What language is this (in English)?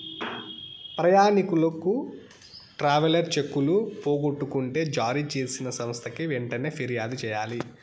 Telugu